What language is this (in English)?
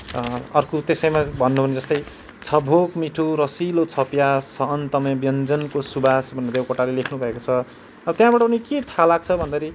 Nepali